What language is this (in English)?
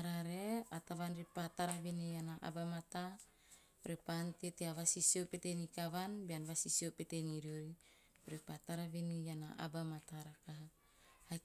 Teop